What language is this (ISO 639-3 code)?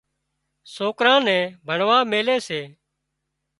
kxp